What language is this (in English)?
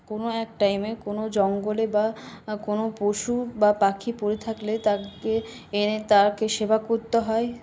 Bangla